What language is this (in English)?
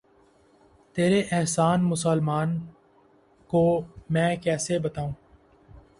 Urdu